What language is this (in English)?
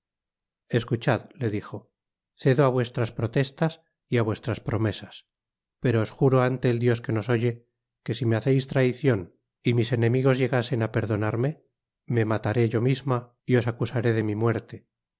Spanish